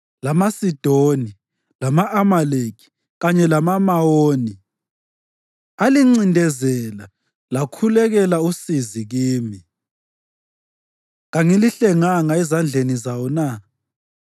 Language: North Ndebele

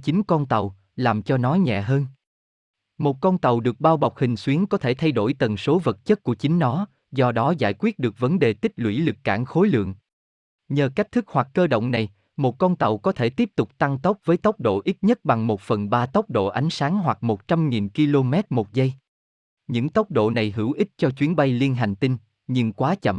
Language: Vietnamese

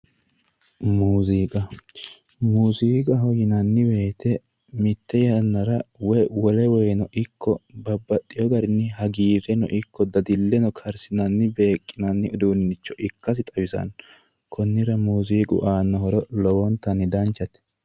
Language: Sidamo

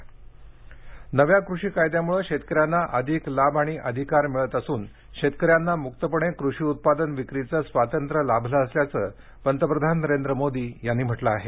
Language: Marathi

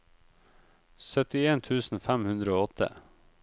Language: Norwegian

